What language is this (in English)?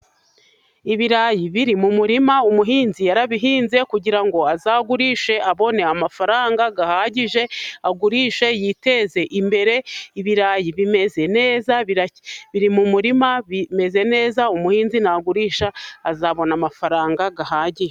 Kinyarwanda